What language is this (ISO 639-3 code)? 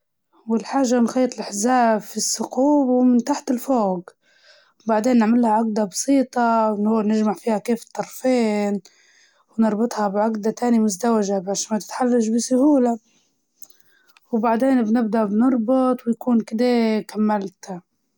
ayl